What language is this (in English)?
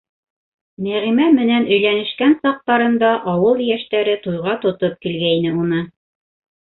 Bashkir